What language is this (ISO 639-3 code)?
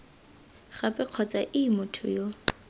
tsn